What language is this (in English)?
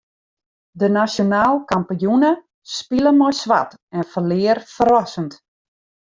Western Frisian